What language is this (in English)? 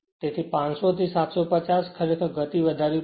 Gujarati